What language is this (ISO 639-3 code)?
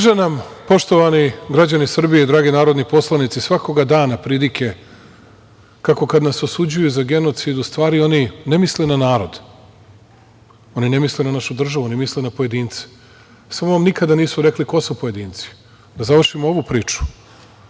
srp